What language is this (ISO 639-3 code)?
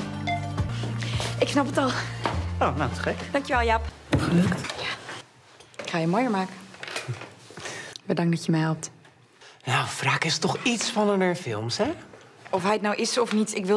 nld